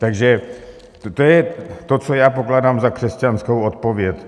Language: Czech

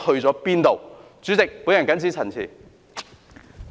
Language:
Cantonese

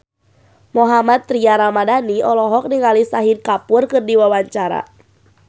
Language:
Sundanese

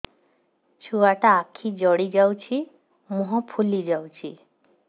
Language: Odia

